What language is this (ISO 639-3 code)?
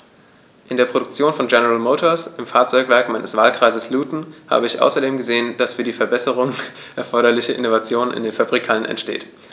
deu